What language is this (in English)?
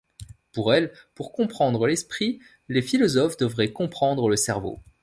French